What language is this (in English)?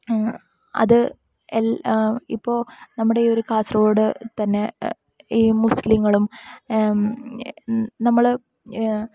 Malayalam